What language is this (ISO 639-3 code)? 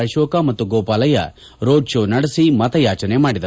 kan